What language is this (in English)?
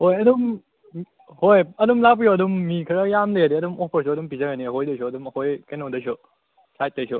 Manipuri